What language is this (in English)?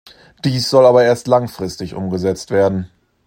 German